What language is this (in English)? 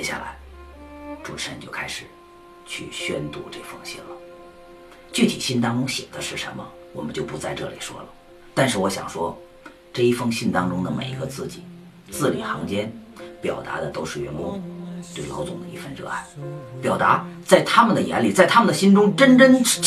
Chinese